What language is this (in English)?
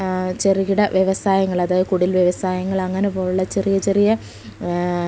Malayalam